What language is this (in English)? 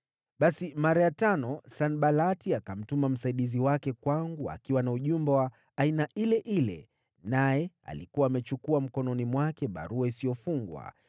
Swahili